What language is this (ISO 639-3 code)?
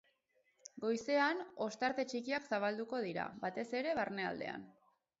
eus